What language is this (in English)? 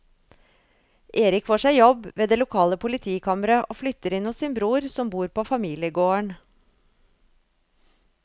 Norwegian